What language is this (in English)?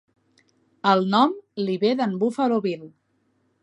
Catalan